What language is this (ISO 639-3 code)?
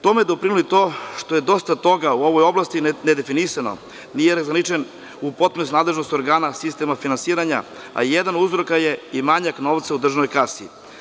srp